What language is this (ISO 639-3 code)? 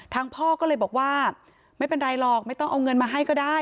tha